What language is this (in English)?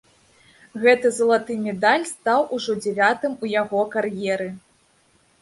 Belarusian